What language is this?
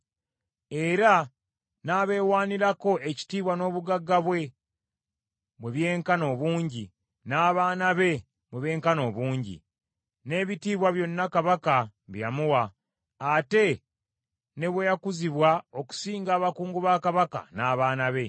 Ganda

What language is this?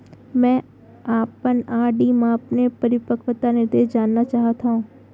Chhattisgarhi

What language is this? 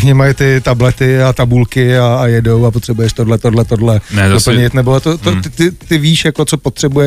Czech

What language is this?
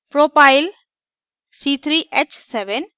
Hindi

